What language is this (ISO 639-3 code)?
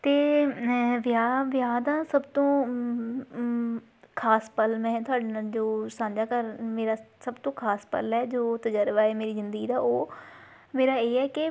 pan